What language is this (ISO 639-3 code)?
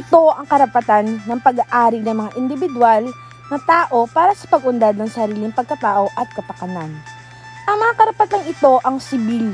fil